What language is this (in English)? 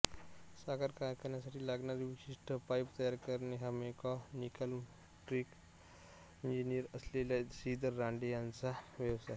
Marathi